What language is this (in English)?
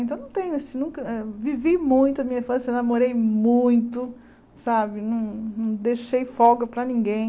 Portuguese